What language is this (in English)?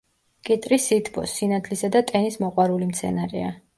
Georgian